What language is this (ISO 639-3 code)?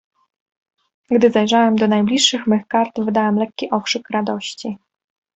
pol